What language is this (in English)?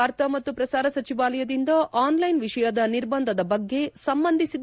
Kannada